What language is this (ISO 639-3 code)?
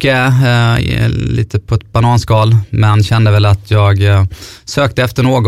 swe